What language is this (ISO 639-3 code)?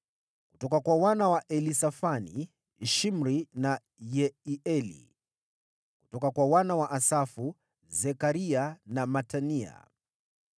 swa